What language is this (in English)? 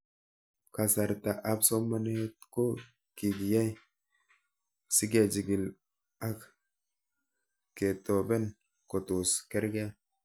Kalenjin